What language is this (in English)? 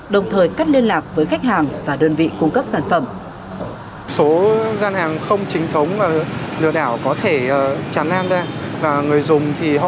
Vietnamese